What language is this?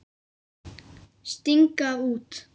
Icelandic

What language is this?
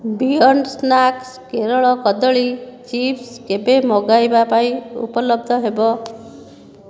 Odia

